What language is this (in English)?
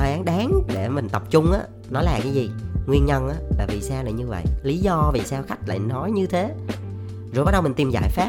Vietnamese